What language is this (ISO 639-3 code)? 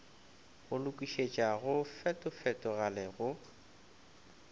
nso